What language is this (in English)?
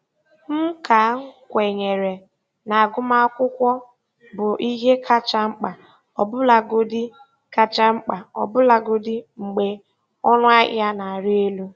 Igbo